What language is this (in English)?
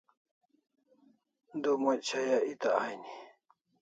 Kalasha